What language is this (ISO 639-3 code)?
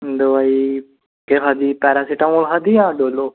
doi